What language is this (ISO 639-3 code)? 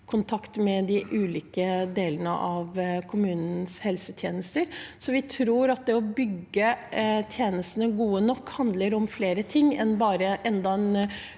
nor